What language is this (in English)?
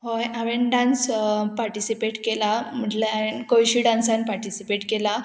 Konkani